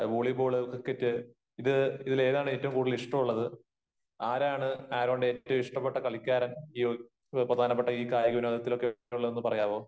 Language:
Malayalam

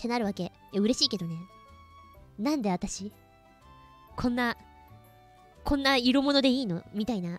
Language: Japanese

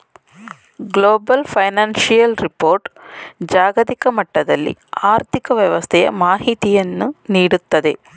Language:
Kannada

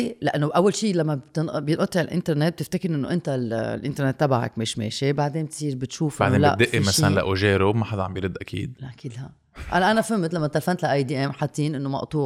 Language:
Arabic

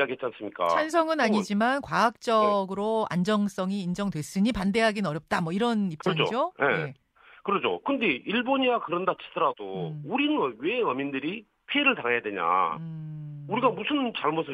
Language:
Korean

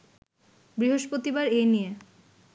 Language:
Bangla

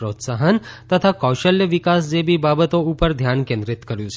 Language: Gujarati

